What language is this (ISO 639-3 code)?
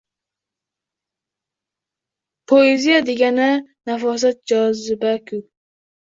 uzb